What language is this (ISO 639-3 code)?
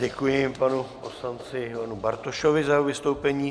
ces